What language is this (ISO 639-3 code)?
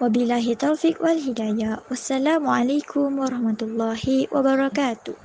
msa